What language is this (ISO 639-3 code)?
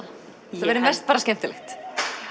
isl